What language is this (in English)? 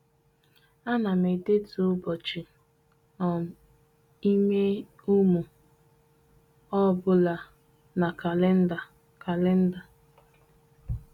Igbo